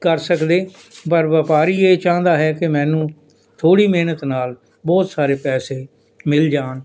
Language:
Punjabi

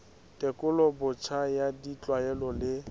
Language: Southern Sotho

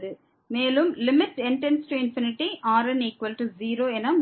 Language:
Tamil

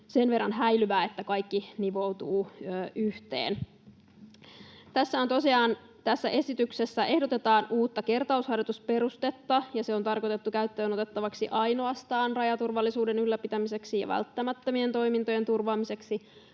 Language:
Finnish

